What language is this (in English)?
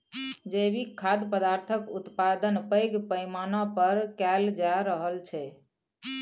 Maithili